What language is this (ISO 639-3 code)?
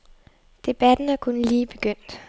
dan